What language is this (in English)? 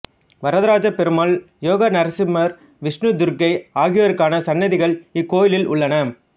Tamil